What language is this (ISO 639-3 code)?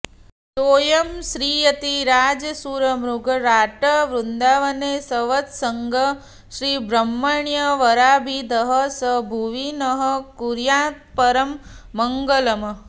san